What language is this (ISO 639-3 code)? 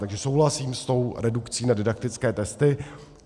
ces